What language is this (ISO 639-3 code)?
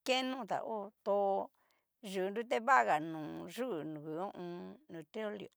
miu